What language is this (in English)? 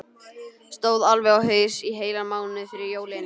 Icelandic